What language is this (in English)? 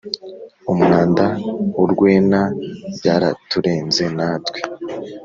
Kinyarwanda